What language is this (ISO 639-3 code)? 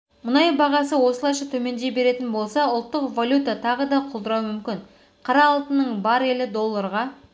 kaz